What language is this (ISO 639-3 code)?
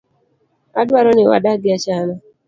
luo